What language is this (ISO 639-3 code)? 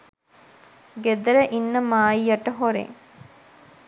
sin